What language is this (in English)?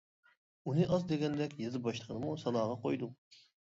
Uyghur